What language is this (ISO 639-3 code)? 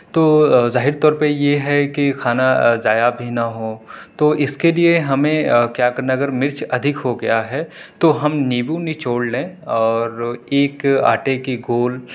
urd